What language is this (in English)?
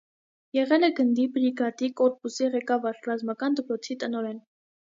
Armenian